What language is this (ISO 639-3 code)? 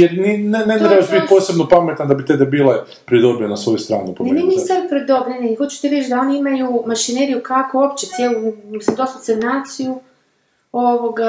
hrv